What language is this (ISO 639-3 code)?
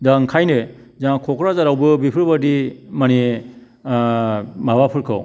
brx